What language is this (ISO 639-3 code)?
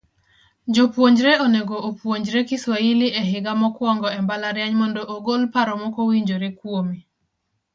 luo